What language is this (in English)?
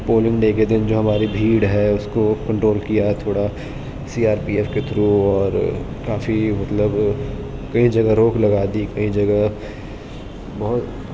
Urdu